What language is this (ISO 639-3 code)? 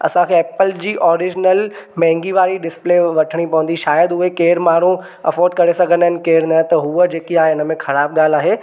snd